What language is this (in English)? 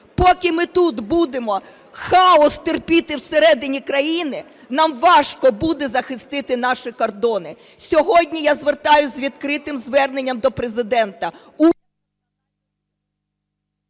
Ukrainian